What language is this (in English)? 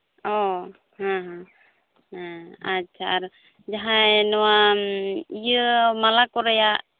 Santali